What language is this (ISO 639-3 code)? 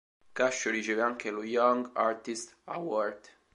ita